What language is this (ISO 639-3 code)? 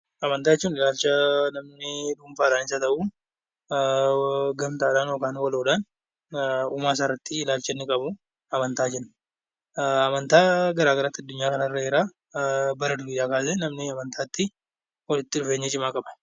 orm